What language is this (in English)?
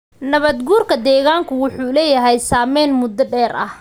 Somali